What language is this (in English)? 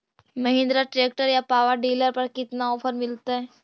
Magahi